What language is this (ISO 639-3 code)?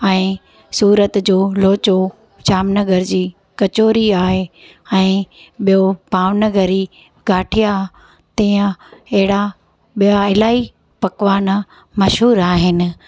snd